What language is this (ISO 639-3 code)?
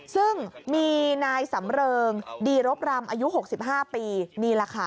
tha